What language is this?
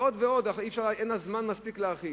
Hebrew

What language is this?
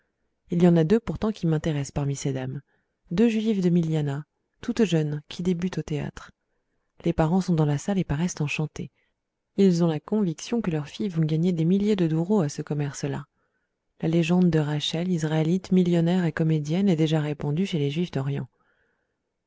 French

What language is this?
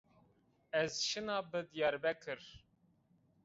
Zaza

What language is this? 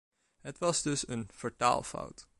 Dutch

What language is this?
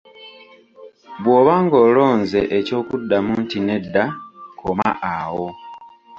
Ganda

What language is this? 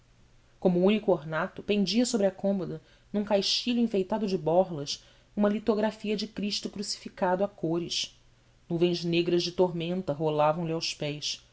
Portuguese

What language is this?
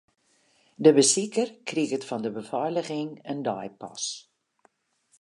Western Frisian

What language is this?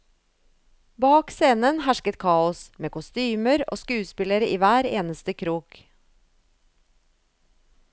Norwegian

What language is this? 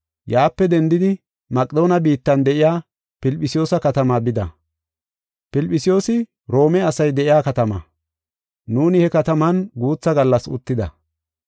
Gofa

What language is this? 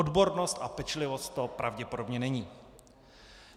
Czech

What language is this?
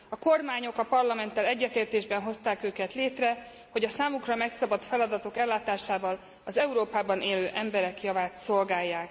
Hungarian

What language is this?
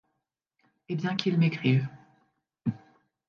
French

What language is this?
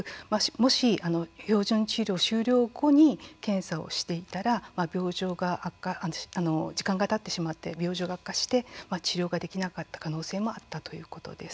Japanese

